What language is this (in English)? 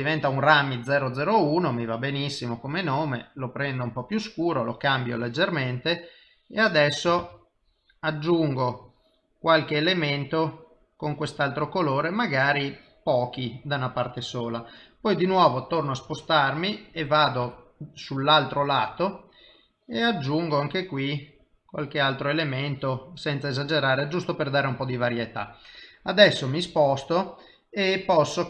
Italian